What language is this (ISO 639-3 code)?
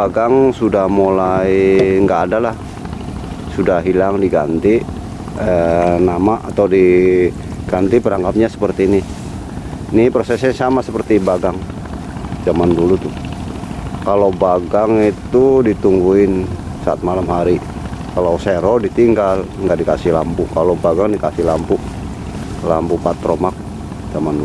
ind